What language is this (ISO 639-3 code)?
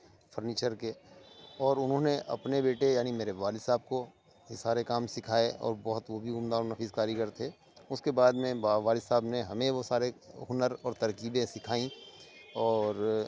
urd